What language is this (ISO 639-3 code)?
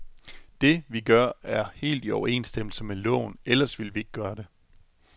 dan